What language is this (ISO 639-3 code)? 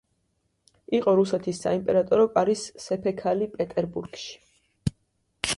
kat